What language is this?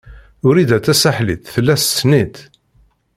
Kabyle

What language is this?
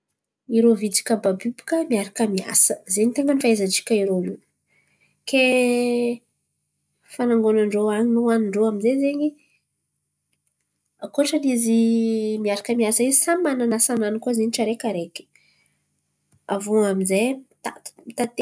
Antankarana Malagasy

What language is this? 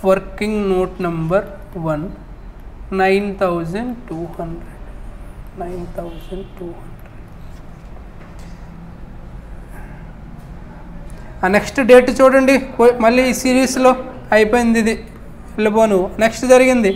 Telugu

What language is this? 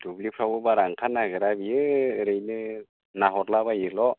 Bodo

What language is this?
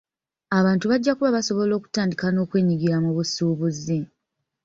Ganda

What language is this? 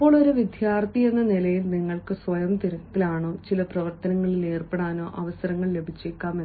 Malayalam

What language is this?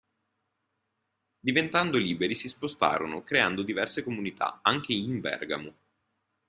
Italian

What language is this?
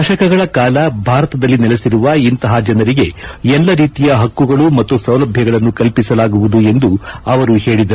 Kannada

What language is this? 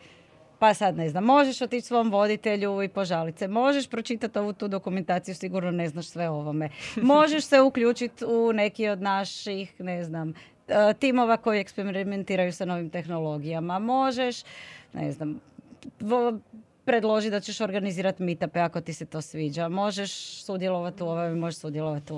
Croatian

